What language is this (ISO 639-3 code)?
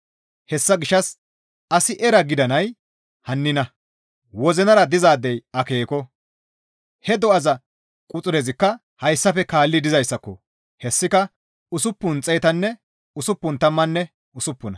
gmv